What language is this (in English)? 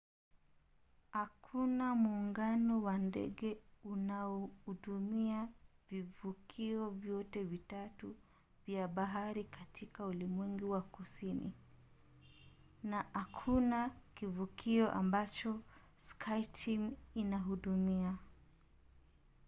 Swahili